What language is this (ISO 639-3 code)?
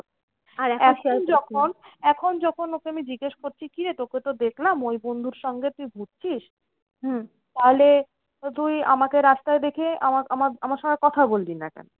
ben